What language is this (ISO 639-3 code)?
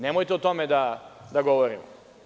srp